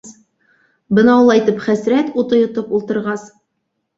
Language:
Bashkir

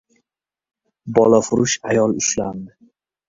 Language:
Uzbek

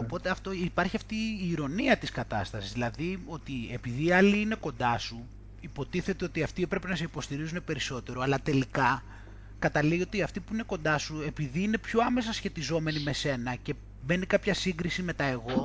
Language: Greek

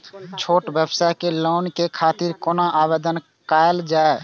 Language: Maithili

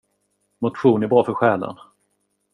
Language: Swedish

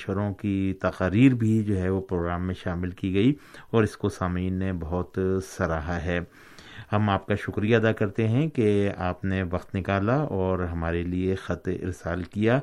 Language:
Urdu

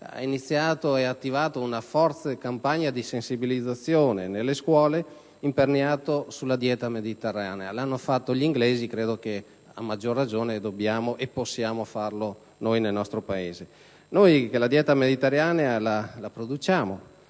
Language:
Italian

